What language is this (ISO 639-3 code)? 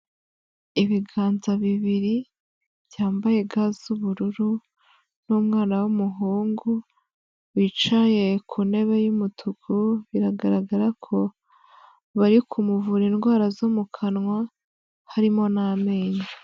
kin